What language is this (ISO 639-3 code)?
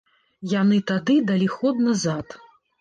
bel